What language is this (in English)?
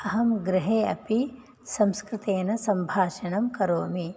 Sanskrit